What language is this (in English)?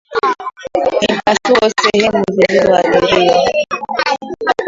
Swahili